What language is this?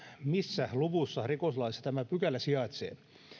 Finnish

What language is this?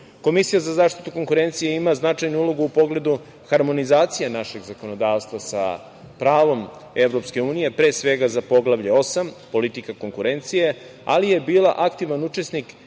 Serbian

